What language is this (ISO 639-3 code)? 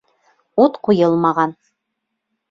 bak